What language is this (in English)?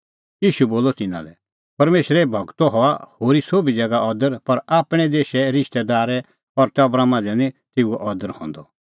Kullu Pahari